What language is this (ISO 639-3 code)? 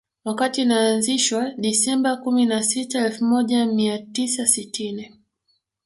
swa